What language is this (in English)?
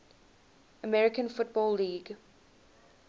English